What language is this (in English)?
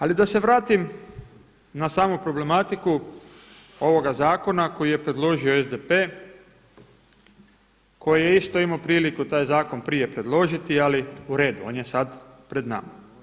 Croatian